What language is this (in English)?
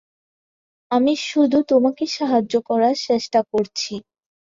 Bangla